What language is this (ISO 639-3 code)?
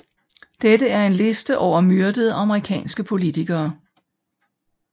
dan